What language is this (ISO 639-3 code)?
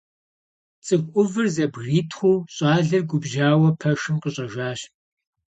kbd